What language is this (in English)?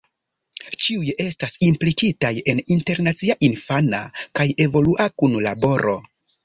Esperanto